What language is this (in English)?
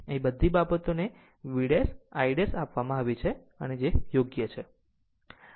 Gujarati